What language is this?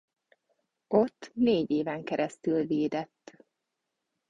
Hungarian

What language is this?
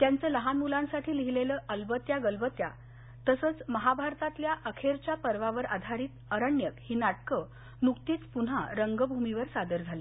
Marathi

